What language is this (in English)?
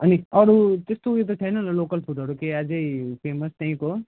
Nepali